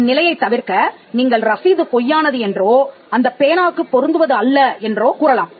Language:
Tamil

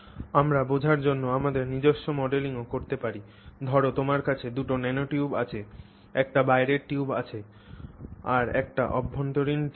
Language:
Bangla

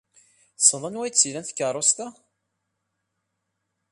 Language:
Kabyle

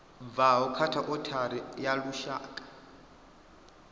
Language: Venda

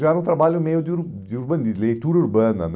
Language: Portuguese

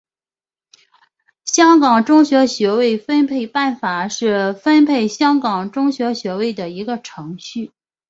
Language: Chinese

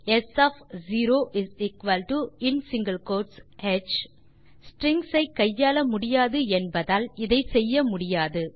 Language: Tamil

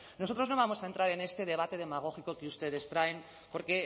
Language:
Spanish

